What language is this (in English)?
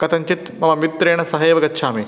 Sanskrit